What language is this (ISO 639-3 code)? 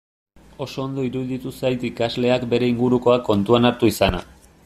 eus